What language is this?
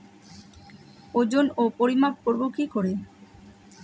Bangla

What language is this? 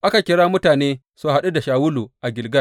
Hausa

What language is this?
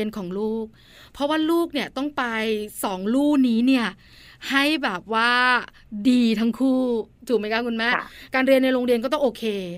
Thai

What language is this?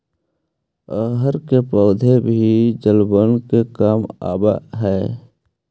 Magahi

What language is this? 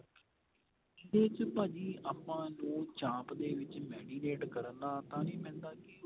Punjabi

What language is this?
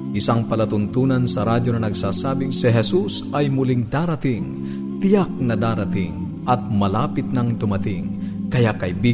Filipino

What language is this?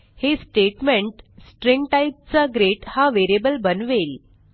Marathi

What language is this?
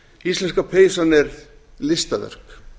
Icelandic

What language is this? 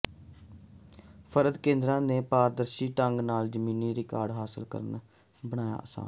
Punjabi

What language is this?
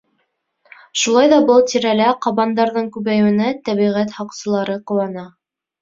Bashkir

